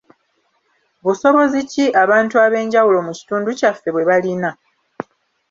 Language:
Ganda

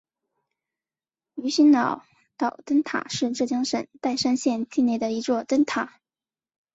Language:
Chinese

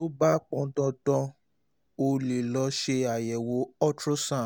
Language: Yoruba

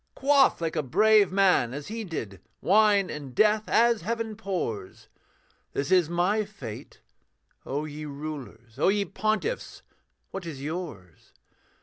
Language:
English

